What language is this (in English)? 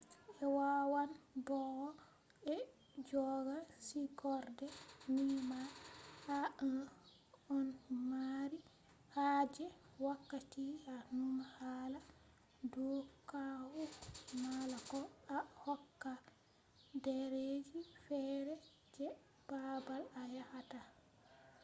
Fula